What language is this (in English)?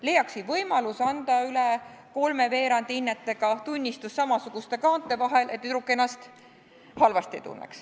Estonian